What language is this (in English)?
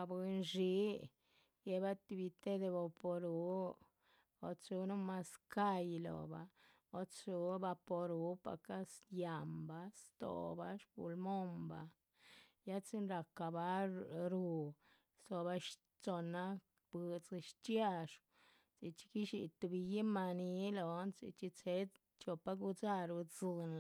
Chichicapan Zapotec